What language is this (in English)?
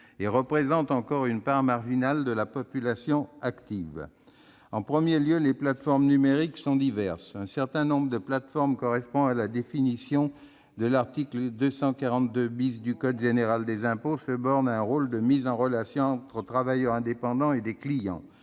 French